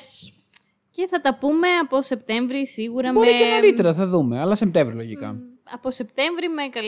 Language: Greek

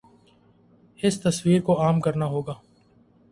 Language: Urdu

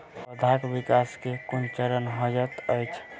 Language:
Maithili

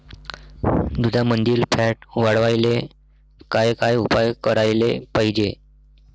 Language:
Marathi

